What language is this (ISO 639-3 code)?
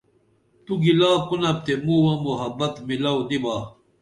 dml